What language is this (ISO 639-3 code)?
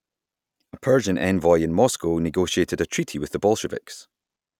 eng